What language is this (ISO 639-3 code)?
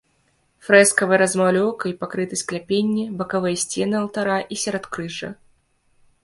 bel